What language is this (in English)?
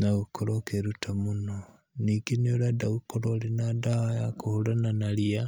Kikuyu